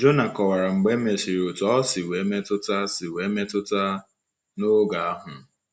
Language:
Igbo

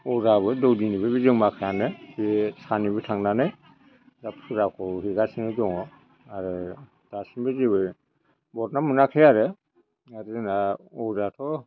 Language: Bodo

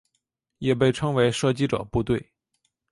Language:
Chinese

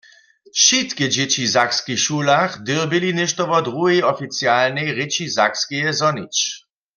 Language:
Upper Sorbian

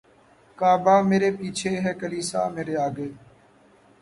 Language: Urdu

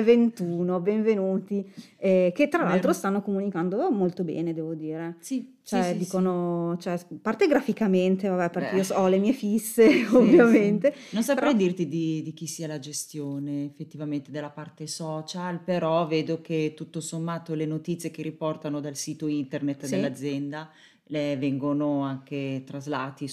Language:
Italian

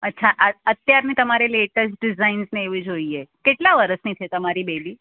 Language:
Gujarati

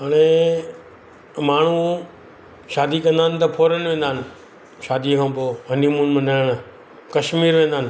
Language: Sindhi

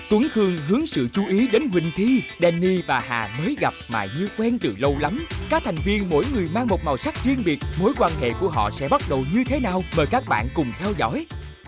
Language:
Vietnamese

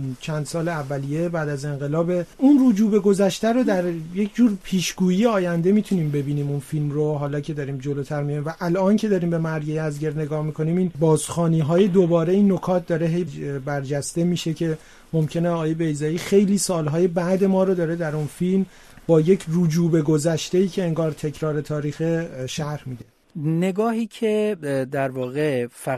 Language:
Persian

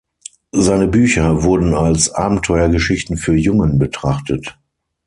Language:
German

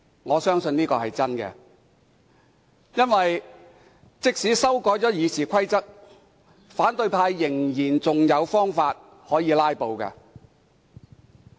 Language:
Cantonese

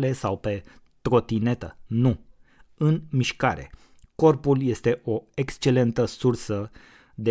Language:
Romanian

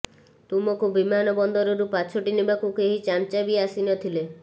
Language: Odia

